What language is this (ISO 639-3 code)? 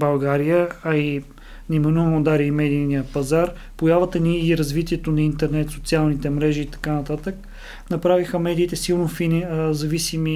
bul